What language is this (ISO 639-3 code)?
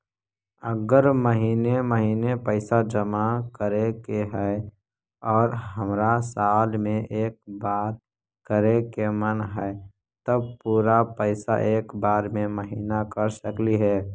mag